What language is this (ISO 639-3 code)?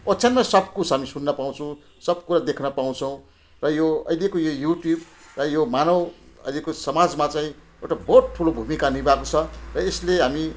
nep